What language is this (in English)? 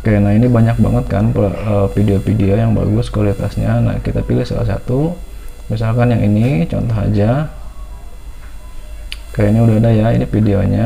Indonesian